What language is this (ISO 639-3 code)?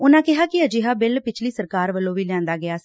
pan